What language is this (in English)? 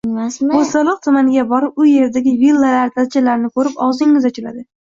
Uzbek